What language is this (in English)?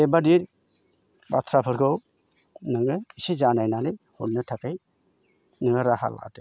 Bodo